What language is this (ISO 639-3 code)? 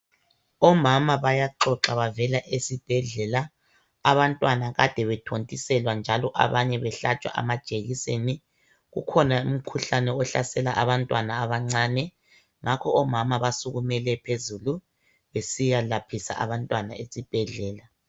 nde